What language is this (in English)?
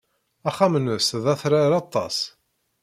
Kabyle